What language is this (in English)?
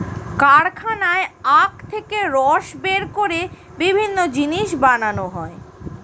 Bangla